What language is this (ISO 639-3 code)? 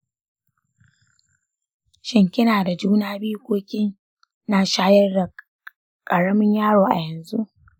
hau